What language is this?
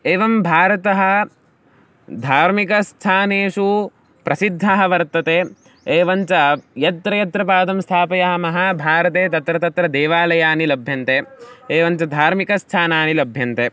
Sanskrit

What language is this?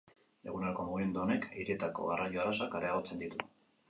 Basque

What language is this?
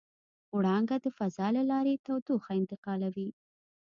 Pashto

